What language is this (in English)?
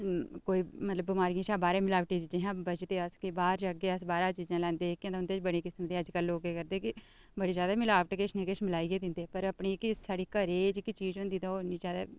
Dogri